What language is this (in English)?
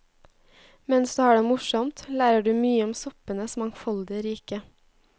Norwegian